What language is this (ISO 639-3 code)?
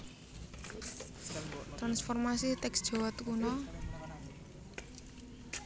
jav